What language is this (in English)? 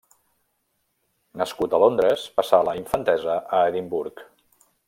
Catalan